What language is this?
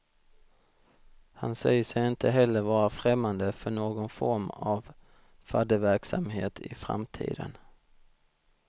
Swedish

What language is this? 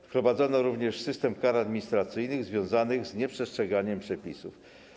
Polish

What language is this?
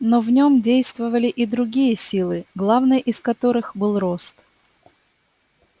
Russian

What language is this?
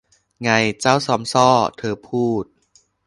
Thai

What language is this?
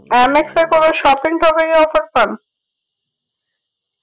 Bangla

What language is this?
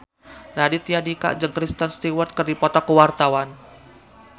Sundanese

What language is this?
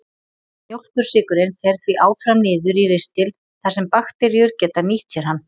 Icelandic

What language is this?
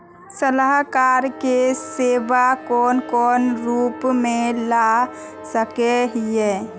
Magahi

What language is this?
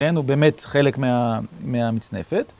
Hebrew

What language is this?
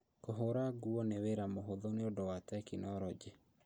Kikuyu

